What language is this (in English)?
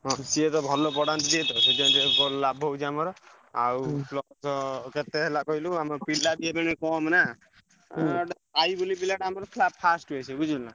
Odia